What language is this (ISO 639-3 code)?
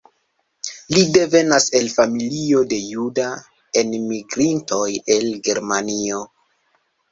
epo